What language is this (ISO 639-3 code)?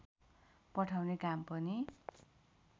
nep